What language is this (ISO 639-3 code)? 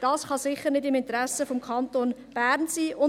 gsw